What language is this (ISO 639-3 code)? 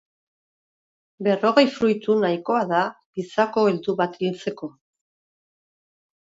eus